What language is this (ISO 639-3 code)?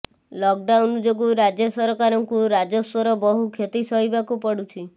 ori